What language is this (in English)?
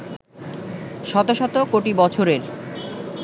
Bangla